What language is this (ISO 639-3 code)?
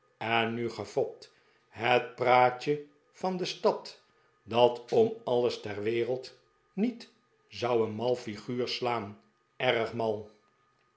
nld